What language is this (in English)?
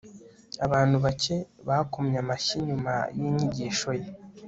Kinyarwanda